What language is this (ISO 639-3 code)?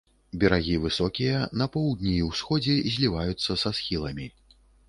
bel